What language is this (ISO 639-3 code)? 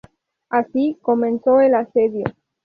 spa